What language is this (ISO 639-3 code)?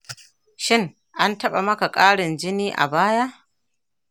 hau